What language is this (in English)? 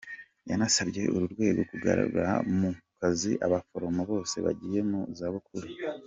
Kinyarwanda